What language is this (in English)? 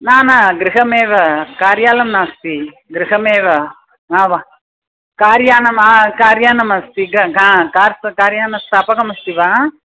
Sanskrit